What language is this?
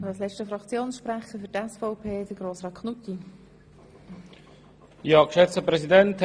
Swiss German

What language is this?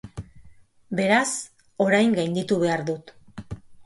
Basque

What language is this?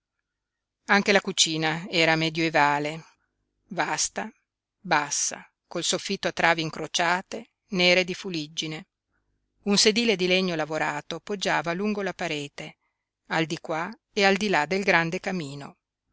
Italian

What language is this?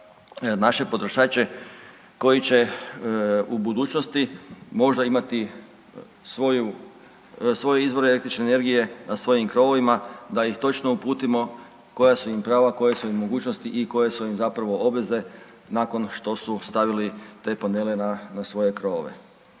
Croatian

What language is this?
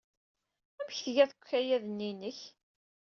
Kabyle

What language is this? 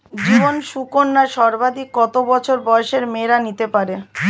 Bangla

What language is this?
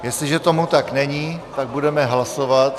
Czech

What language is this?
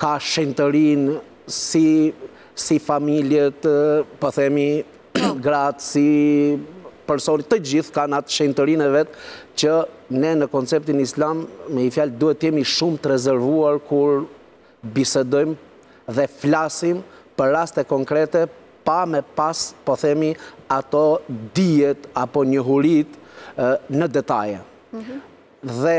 Romanian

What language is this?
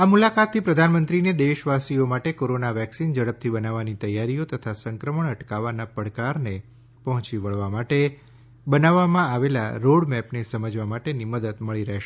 Gujarati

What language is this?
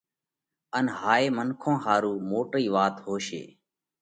Parkari Koli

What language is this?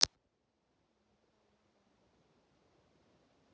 Russian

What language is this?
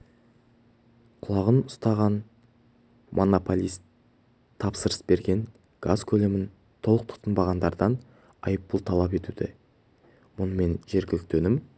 Kazakh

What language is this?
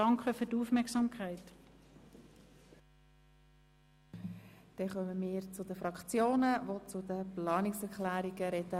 Swiss German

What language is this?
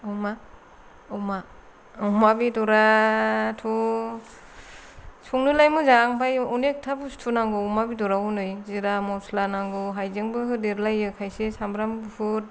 Bodo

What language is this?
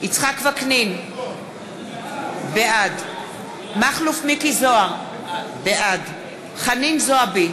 Hebrew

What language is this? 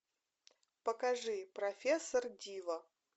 Russian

